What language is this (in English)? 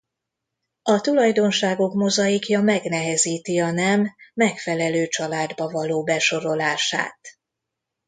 Hungarian